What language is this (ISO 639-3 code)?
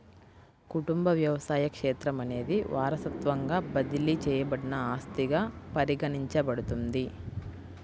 tel